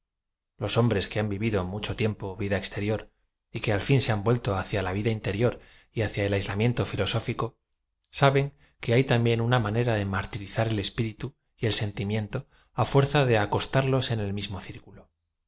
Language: Spanish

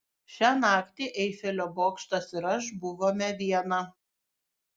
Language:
Lithuanian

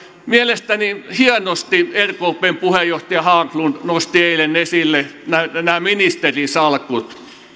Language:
Finnish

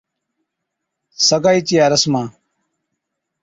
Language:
Od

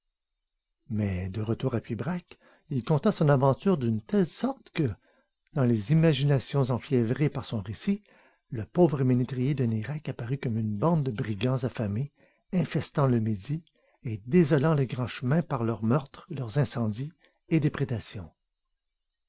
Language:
French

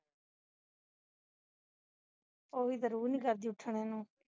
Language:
Punjabi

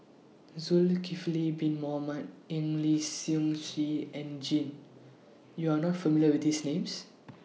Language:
English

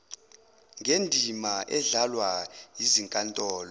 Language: Zulu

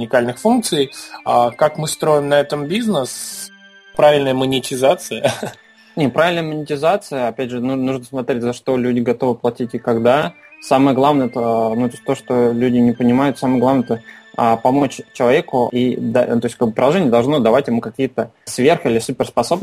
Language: Russian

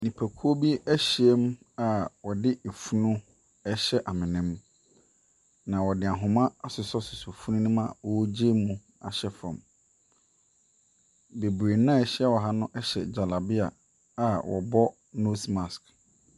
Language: Akan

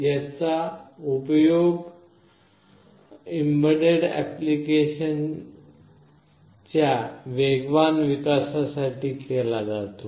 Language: Marathi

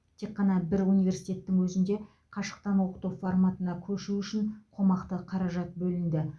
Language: Kazakh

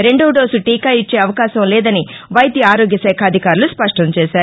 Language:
Telugu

